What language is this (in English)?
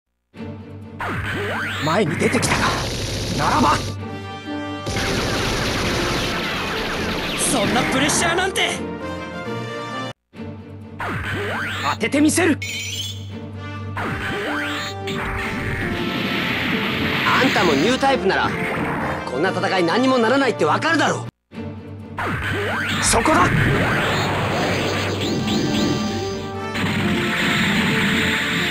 Japanese